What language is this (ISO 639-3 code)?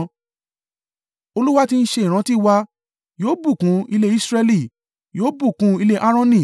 yor